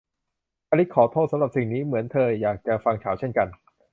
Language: Thai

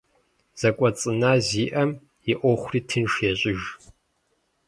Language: Kabardian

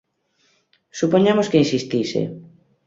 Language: Galician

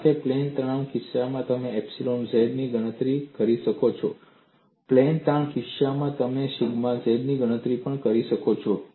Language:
Gujarati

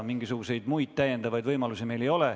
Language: Estonian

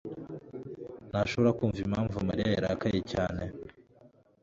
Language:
Kinyarwanda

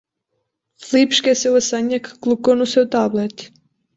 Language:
Portuguese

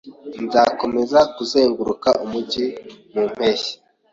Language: Kinyarwanda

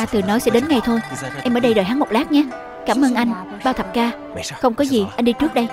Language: Vietnamese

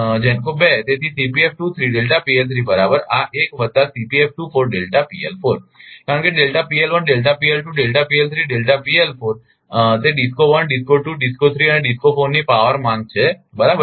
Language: Gujarati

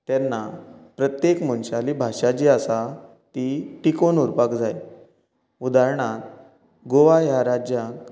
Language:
Konkani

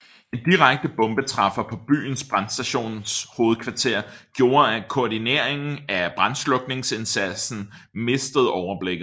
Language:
Danish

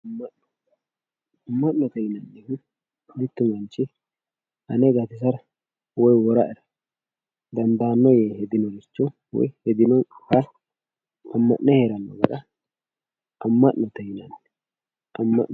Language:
Sidamo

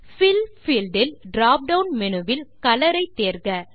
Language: Tamil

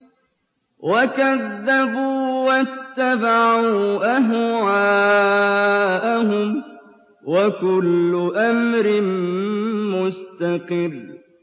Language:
Arabic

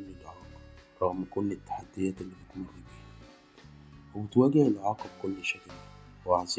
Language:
Arabic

